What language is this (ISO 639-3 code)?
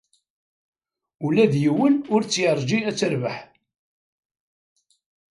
kab